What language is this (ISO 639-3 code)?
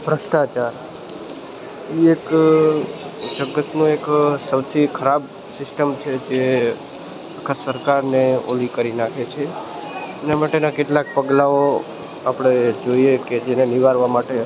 guj